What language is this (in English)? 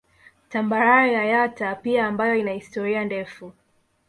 Swahili